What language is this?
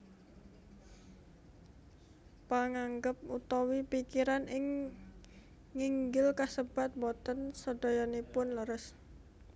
Javanese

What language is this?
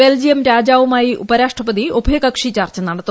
Malayalam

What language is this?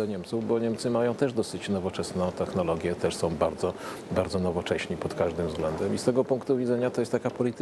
Polish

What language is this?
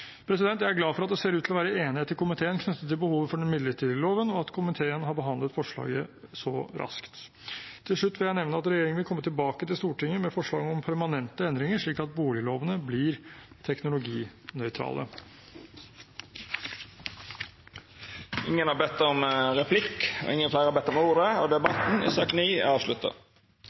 Norwegian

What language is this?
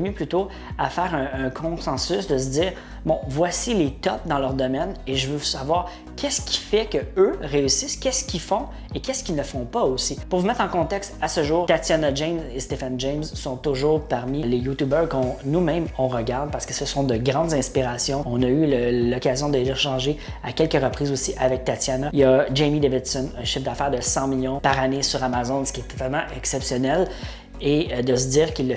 French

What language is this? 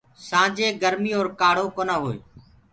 Gurgula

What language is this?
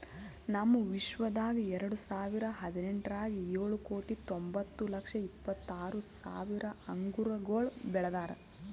Kannada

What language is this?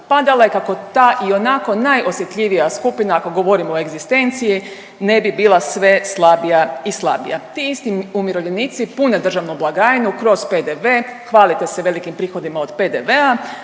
Croatian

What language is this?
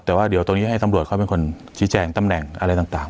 Thai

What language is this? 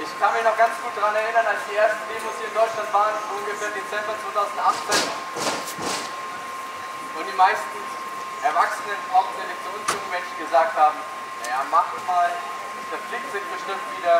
German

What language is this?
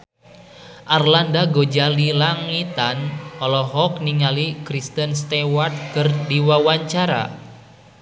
Sundanese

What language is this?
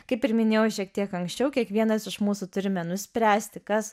Lithuanian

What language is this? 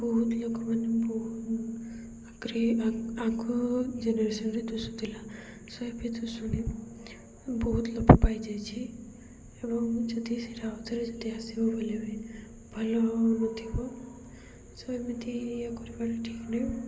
Odia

